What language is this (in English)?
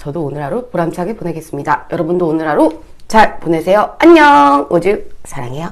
Korean